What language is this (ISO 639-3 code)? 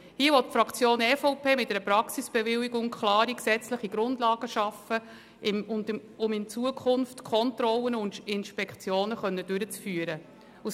gsw